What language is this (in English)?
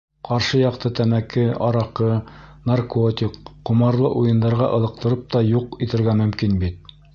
Bashkir